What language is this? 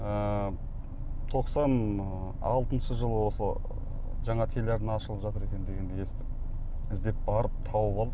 Kazakh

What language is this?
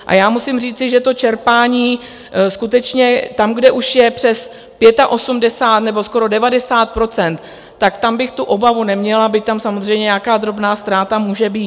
Czech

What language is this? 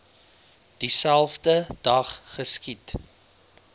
Afrikaans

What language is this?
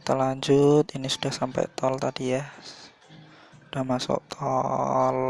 Indonesian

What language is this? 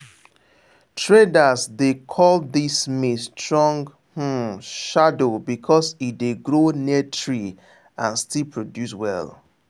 Nigerian Pidgin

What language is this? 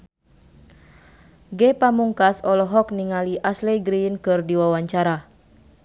Sundanese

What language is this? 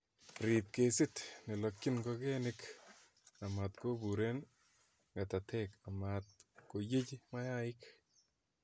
Kalenjin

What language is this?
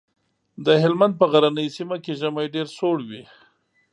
Pashto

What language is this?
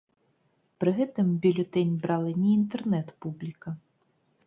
Belarusian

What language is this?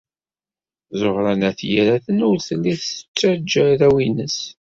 Kabyle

